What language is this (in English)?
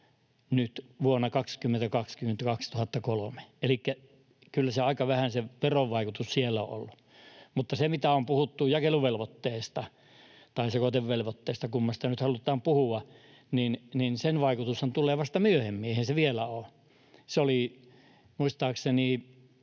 Finnish